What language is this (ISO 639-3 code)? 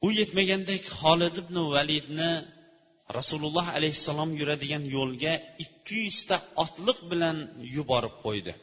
bul